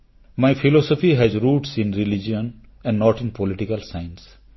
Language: Odia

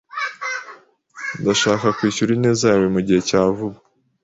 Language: Kinyarwanda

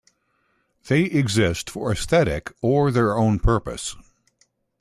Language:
English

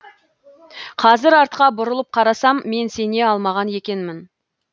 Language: Kazakh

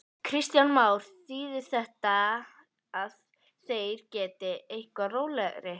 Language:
Icelandic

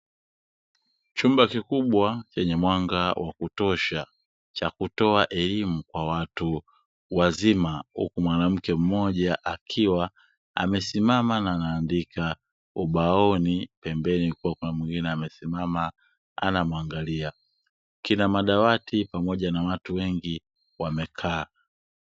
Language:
Swahili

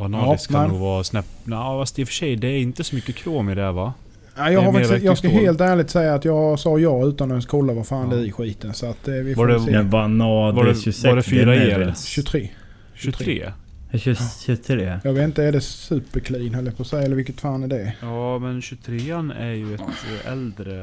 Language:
Swedish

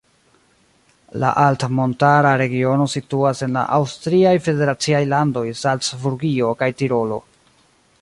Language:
Esperanto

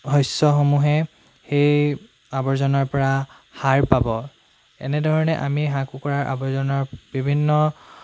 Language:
Assamese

